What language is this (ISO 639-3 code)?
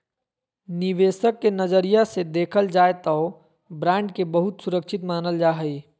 mag